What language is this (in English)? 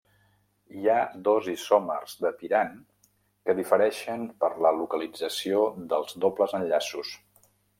Catalan